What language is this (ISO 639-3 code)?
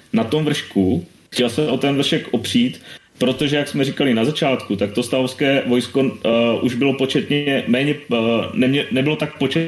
ces